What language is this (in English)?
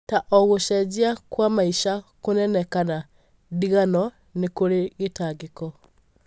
Kikuyu